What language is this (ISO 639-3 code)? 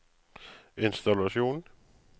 nor